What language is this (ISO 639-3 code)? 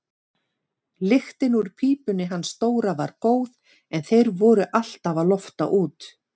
isl